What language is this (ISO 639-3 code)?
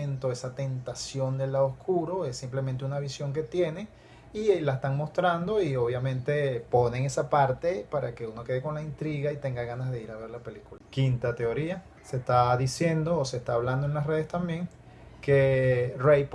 spa